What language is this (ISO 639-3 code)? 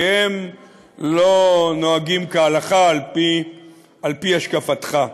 heb